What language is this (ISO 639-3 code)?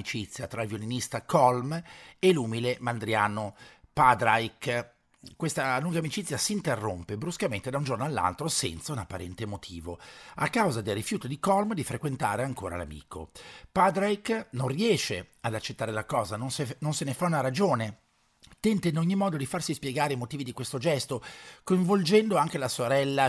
ita